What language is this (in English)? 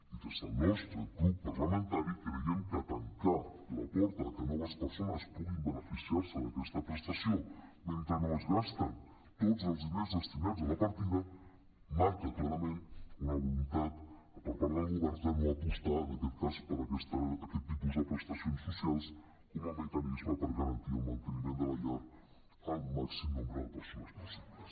Catalan